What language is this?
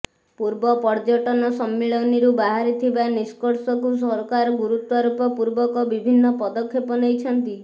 Odia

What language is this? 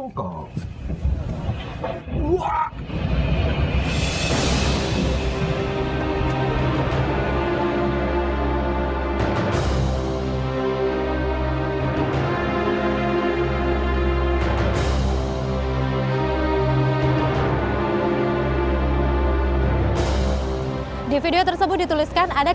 Indonesian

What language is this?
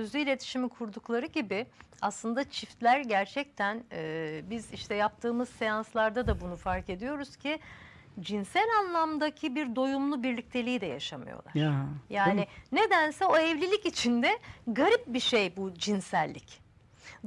Turkish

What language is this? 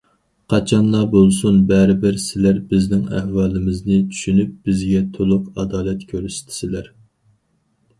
Uyghur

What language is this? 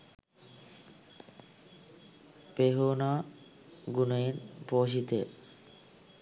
Sinhala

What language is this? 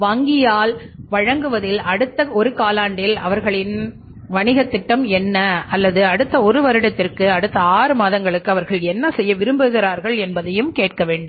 Tamil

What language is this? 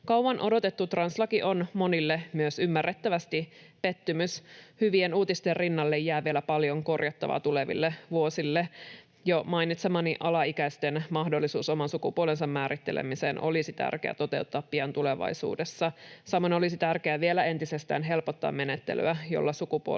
Finnish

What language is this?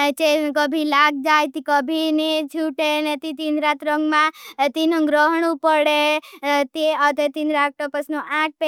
Bhili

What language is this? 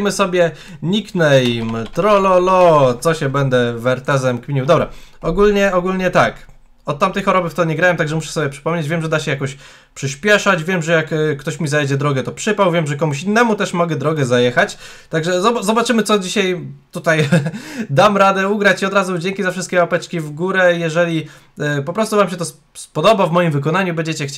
Polish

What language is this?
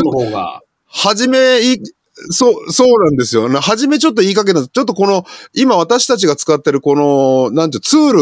Japanese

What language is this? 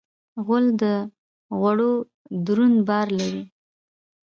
Pashto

